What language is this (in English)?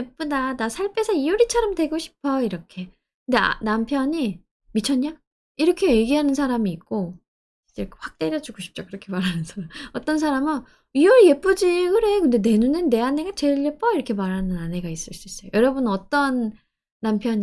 Korean